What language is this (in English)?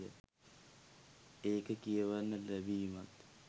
Sinhala